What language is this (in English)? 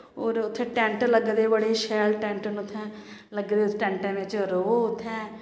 Dogri